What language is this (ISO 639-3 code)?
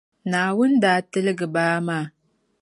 dag